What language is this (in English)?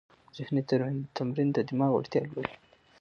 Pashto